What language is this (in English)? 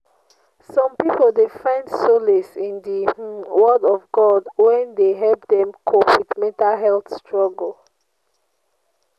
Nigerian Pidgin